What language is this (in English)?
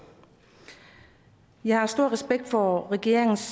Danish